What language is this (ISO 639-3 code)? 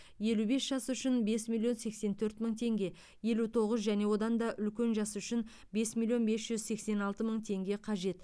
kaz